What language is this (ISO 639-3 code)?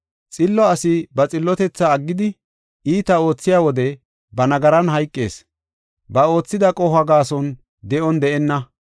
gof